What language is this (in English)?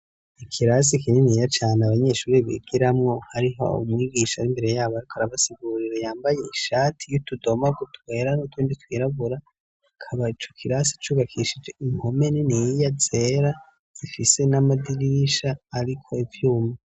Rundi